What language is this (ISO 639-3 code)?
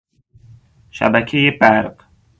fas